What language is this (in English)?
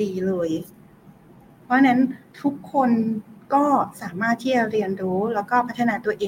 Thai